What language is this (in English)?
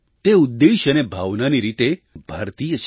Gujarati